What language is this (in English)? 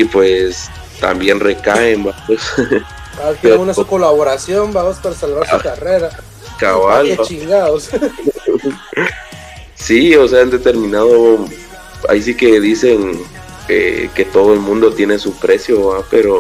Spanish